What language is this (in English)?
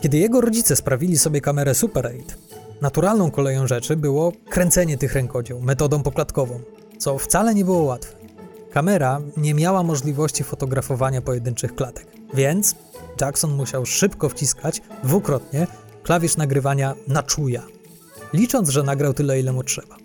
Polish